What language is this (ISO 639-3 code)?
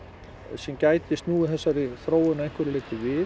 isl